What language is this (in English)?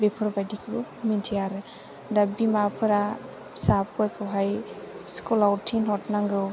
Bodo